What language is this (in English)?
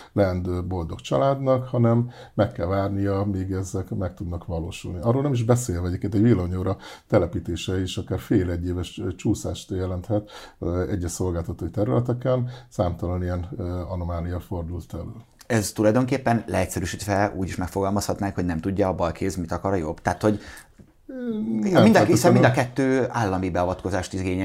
Hungarian